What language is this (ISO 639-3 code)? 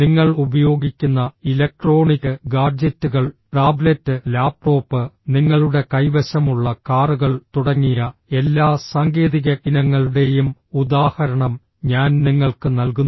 mal